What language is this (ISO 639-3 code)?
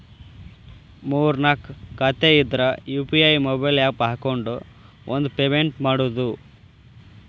kan